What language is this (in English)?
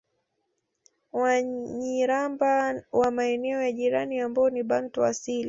Swahili